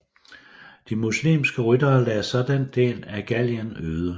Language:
Danish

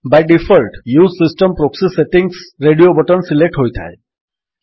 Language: Odia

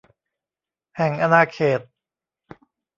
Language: Thai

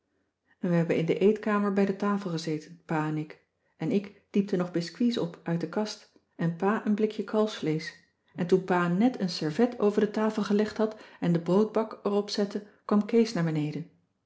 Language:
Dutch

